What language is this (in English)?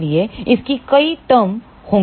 Hindi